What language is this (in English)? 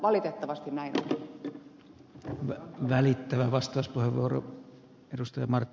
Finnish